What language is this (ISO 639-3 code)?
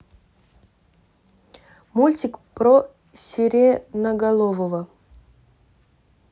rus